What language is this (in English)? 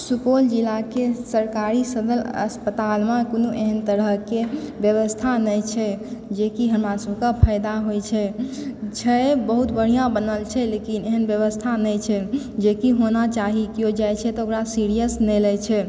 Maithili